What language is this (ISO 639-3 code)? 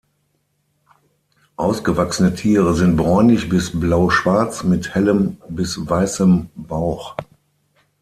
deu